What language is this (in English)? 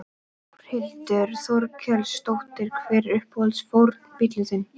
Icelandic